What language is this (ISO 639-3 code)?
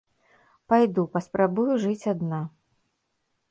bel